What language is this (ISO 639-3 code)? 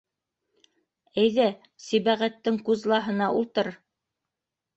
bak